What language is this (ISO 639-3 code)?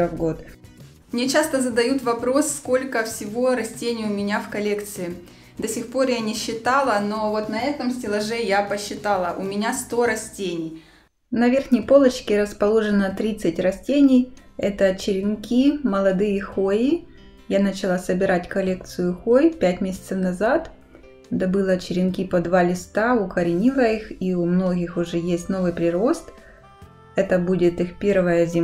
rus